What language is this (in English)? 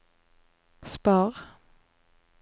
Norwegian